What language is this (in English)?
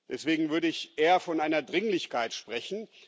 German